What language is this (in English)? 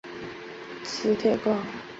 Chinese